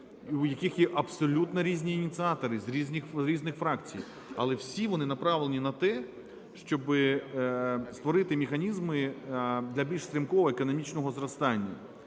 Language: Ukrainian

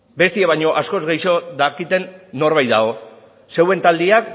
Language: Basque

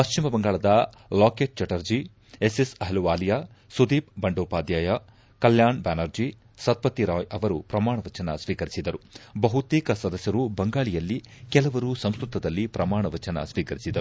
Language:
Kannada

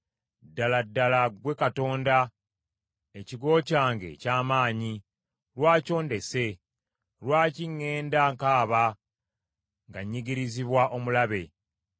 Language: Ganda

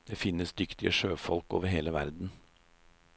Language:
Norwegian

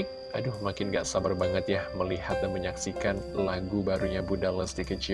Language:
Indonesian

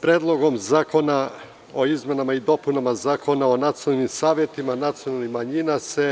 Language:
Serbian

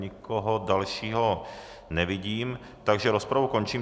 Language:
Czech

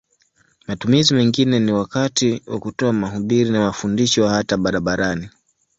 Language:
Swahili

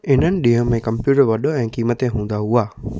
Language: Sindhi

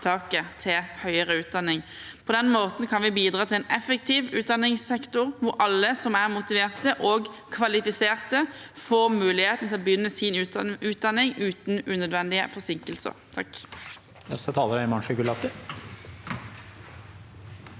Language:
Norwegian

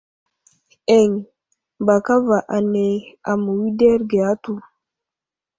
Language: Wuzlam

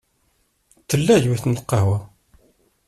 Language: Kabyle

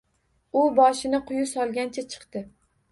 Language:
Uzbek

